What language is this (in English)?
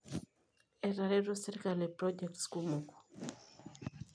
Masai